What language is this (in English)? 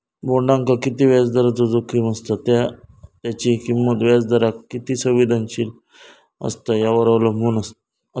Marathi